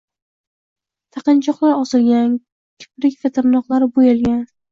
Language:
Uzbek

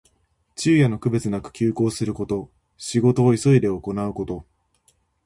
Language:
Japanese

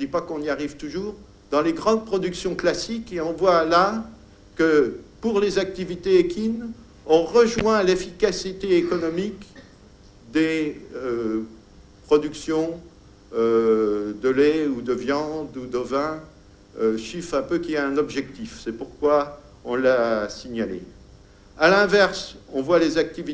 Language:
French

